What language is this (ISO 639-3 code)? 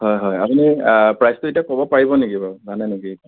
asm